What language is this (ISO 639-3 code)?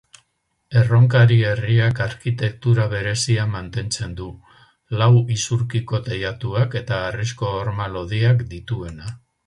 eus